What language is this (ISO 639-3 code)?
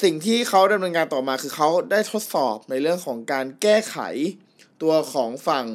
tha